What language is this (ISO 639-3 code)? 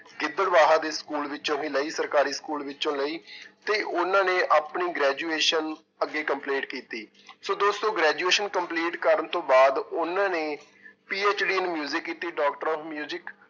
pan